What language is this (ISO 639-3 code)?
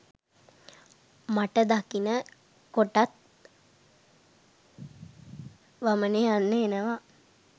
sin